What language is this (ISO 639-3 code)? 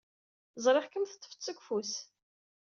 kab